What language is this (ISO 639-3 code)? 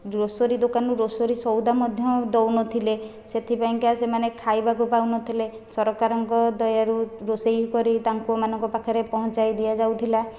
ori